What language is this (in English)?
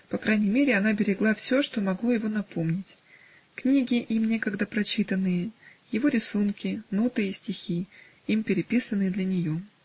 Russian